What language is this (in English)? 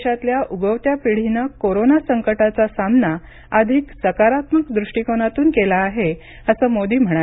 Marathi